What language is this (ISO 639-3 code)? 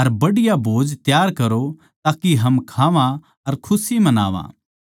bgc